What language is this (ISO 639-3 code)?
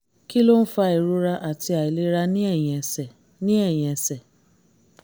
yor